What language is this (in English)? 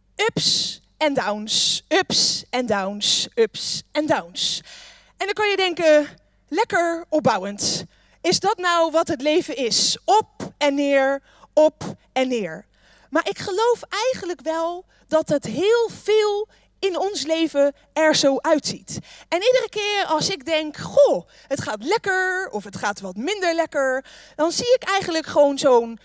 Dutch